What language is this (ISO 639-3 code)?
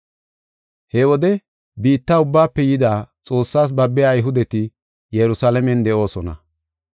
gof